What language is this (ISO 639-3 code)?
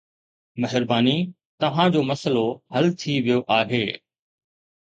snd